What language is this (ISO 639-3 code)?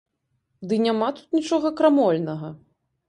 bel